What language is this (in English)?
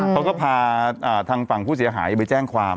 Thai